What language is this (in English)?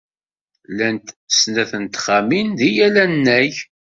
Kabyle